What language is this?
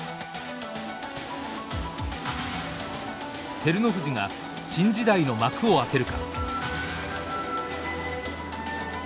Japanese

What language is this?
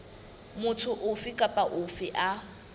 Southern Sotho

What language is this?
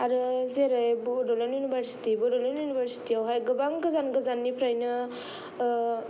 Bodo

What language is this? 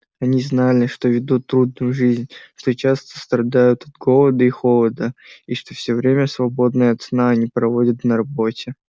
Russian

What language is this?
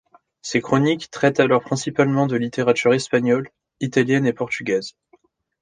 French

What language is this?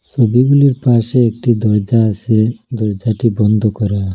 Bangla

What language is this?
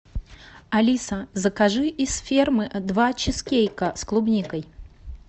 Russian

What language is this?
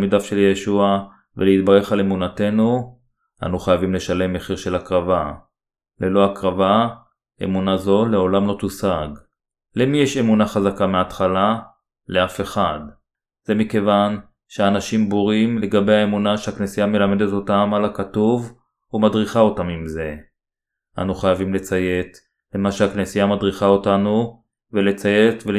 Hebrew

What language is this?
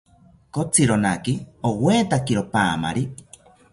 South Ucayali Ashéninka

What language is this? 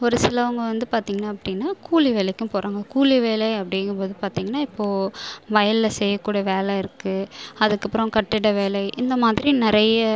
Tamil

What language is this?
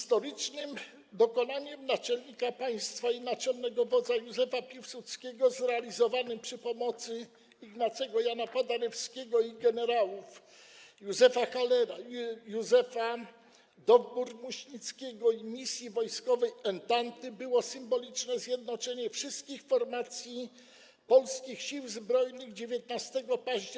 Polish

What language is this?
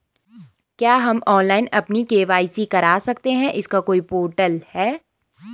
Hindi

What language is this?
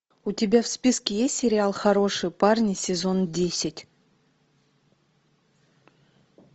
Russian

